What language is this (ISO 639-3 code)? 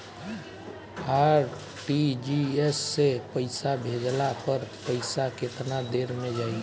bho